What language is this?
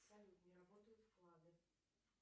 Russian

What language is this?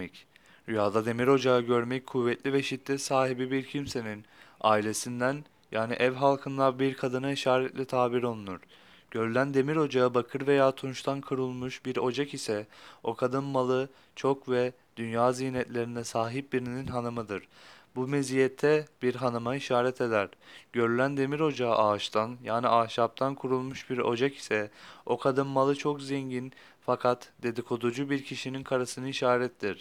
Turkish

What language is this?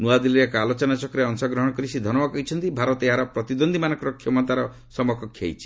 Odia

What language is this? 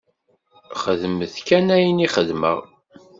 Kabyle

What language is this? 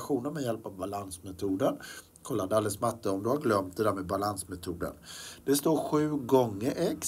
Swedish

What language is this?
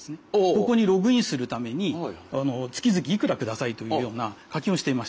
Japanese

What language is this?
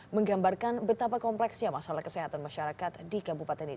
Indonesian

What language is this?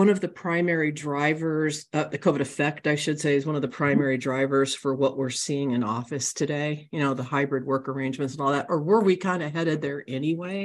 English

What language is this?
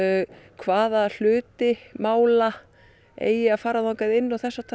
Icelandic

